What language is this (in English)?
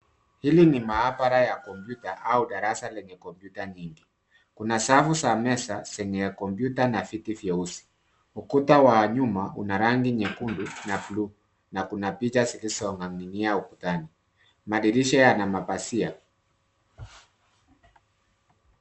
Swahili